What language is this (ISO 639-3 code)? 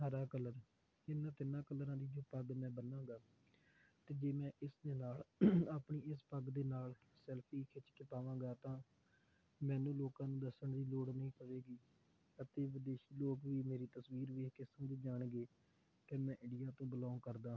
pan